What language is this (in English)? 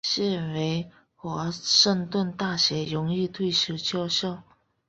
Chinese